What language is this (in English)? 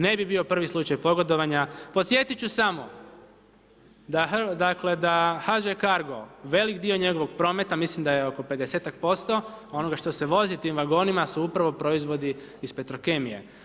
Croatian